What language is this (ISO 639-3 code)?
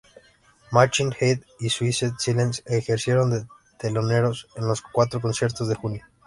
spa